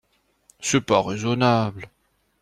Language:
French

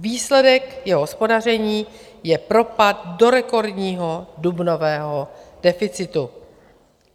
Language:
Czech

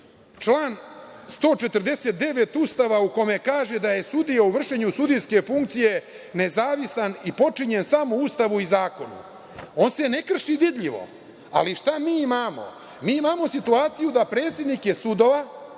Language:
Serbian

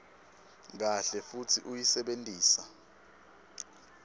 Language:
Swati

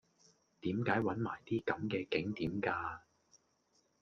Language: Cantonese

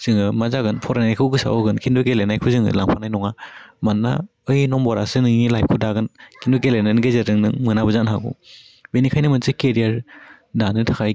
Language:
Bodo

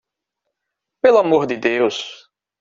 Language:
Portuguese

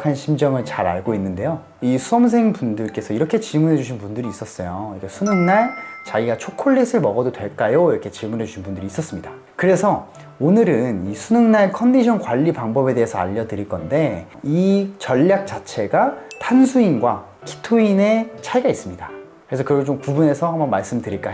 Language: Korean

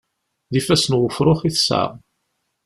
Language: Kabyle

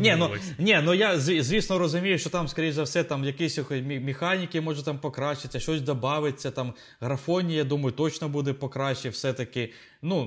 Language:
Ukrainian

